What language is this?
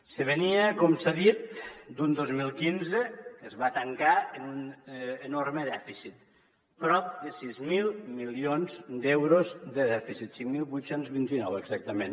Catalan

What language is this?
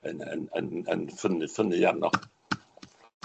Welsh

